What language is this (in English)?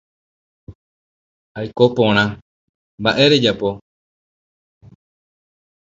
Guarani